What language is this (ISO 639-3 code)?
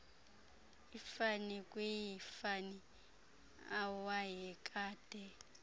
xho